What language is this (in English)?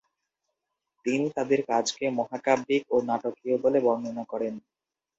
Bangla